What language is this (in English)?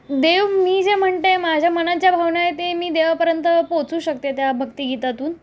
Marathi